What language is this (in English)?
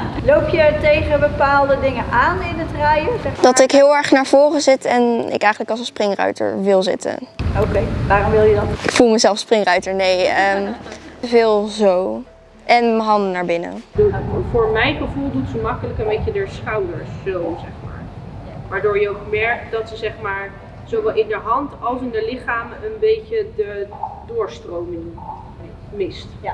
Dutch